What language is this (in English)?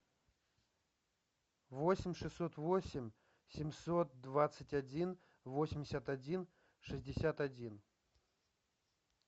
Russian